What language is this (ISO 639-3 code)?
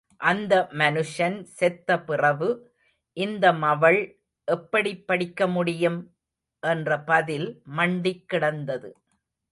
tam